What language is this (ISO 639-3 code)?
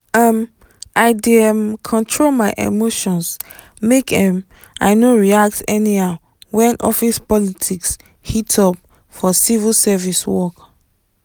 pcm